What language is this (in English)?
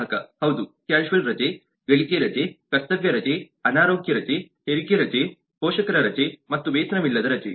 Kannada